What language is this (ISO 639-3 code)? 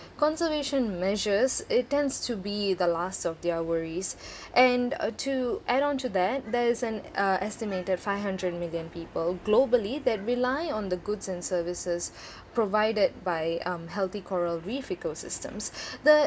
eng